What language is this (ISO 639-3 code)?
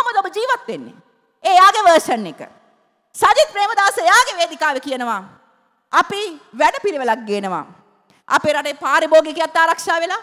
ind